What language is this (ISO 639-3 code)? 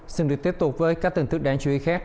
vie